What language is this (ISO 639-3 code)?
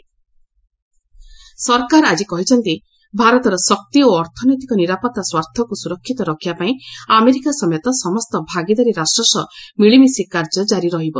ori